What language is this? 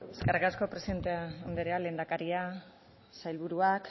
Basque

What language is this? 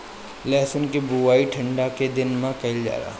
Bhojpuri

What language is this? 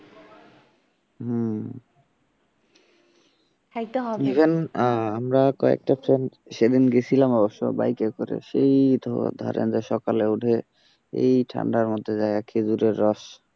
Bangla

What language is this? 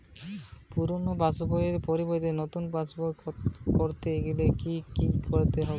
Bangla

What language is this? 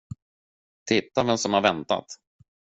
Swedish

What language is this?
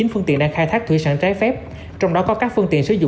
Vietnamese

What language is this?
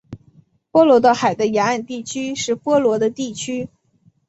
Chinese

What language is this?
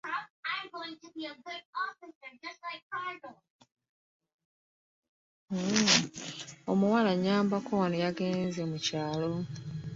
Ganda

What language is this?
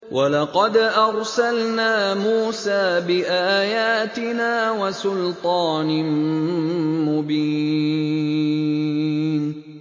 Arabic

